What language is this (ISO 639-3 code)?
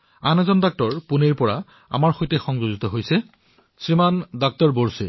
asm